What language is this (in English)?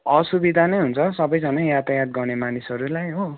Nepali